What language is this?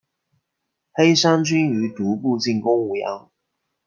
Chinese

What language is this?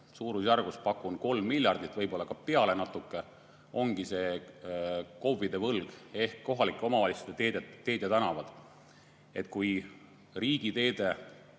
Estonian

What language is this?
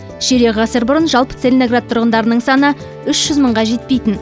Kazakh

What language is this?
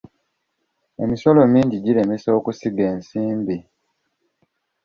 Ganda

